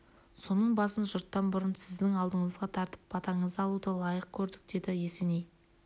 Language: Kazakh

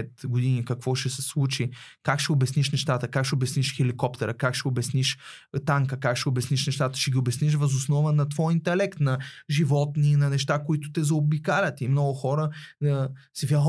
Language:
Bulgarian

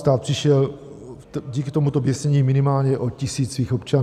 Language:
Czech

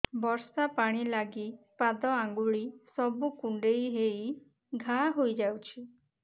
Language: Odia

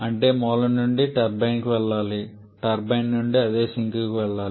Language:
Telugu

